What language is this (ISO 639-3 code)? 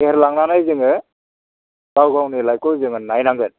brx